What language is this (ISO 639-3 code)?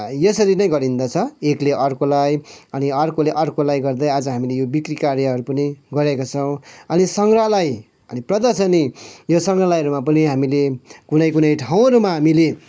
nep